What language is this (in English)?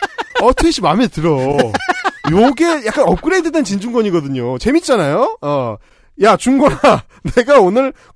Korean